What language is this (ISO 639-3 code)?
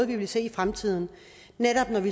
dan